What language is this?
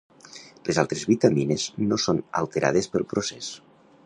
Catalan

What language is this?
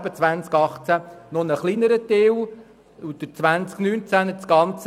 Swiss German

